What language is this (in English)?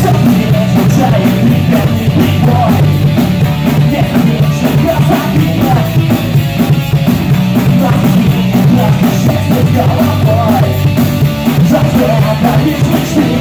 Ukrainian